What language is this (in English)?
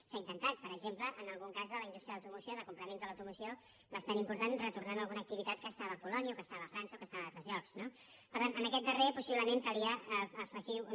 Catalan